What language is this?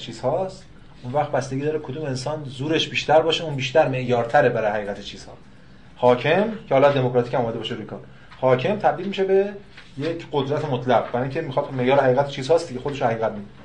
Persian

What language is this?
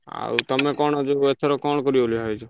Odia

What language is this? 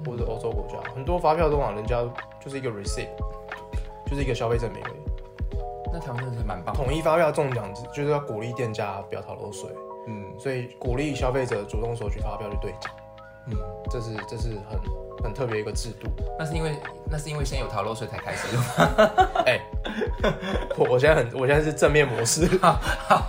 Chinese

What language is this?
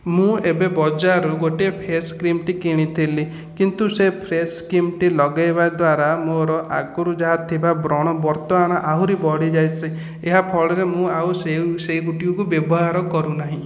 Odia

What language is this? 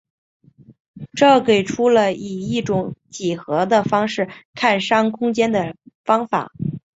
Chinese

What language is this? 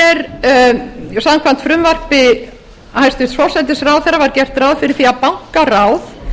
Icelandic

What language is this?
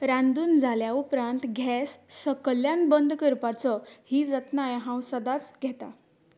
Konkani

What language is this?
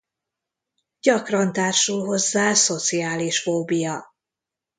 Hungarian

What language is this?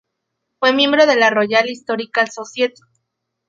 Spanish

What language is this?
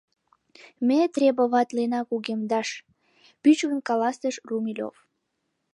Mari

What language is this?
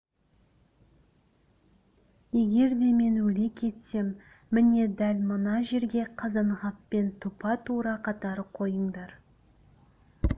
Kazakh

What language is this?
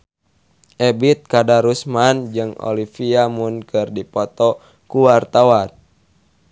Sundanese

